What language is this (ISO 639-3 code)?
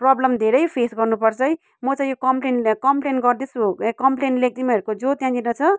nep